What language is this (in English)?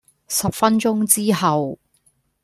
Cantonese